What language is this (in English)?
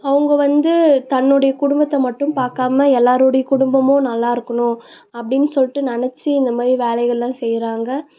Tamil